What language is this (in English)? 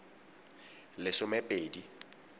Tswana